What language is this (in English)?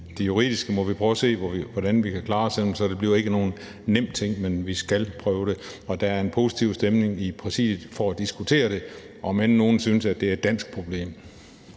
Danish